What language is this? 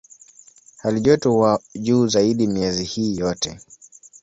Swahili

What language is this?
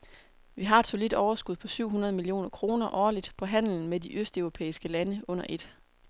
Danish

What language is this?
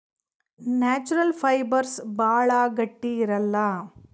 Kannada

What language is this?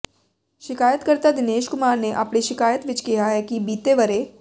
Punjabi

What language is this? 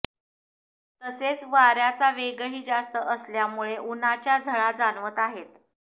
Marathi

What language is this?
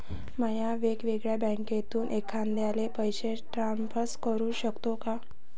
Marathi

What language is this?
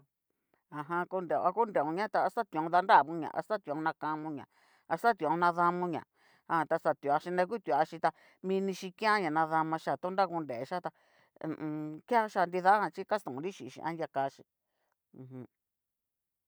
Cacaloxtepec Mixtec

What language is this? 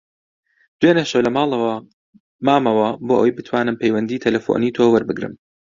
Central Kurdish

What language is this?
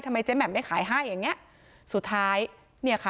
Thai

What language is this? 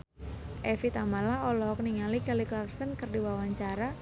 Sundanese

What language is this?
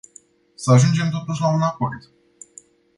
Romanian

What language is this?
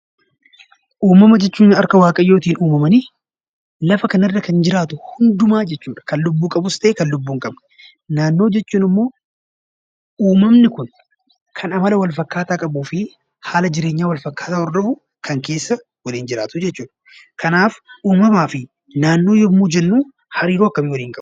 Oromo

